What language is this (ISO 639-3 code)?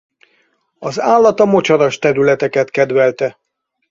hun